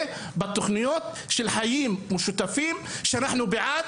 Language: Hebrew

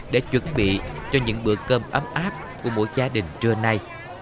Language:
Vietnamese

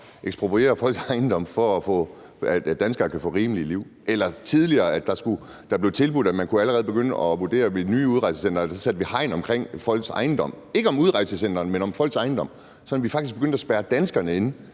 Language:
Danish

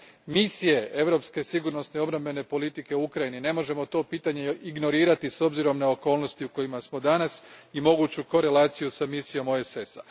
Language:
Croatian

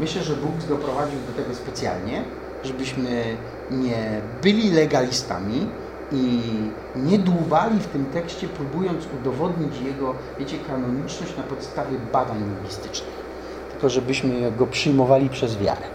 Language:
Polish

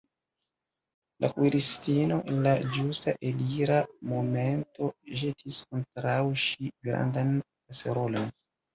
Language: Esperanto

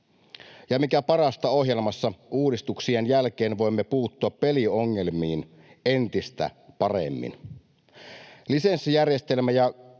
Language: Finnish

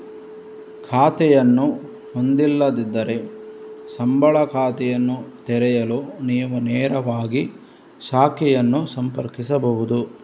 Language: Kannada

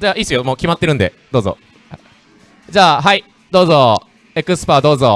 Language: Japanese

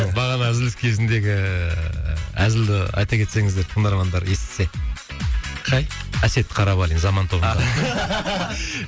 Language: Kazakh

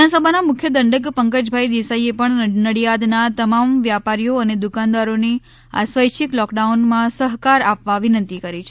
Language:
Gujarati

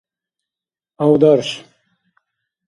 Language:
Dargwa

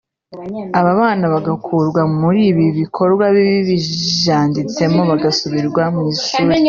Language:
Kinyarwanda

